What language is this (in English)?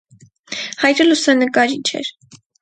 Armenian